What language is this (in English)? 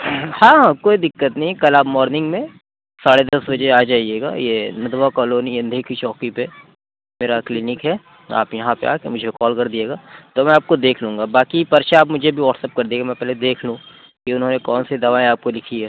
Urdu